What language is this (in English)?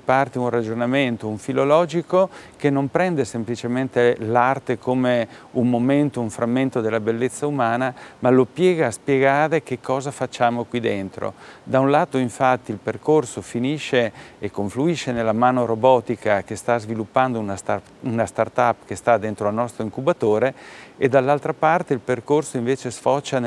Italian